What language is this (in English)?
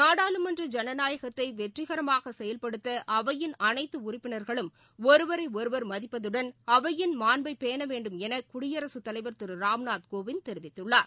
Tamil